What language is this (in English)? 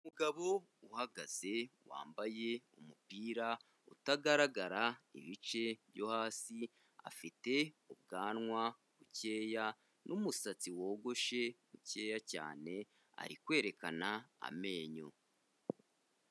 Kinyarwanda